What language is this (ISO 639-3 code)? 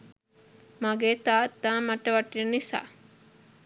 sin